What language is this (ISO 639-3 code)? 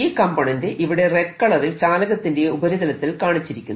mal